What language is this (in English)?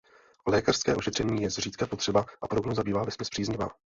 Czech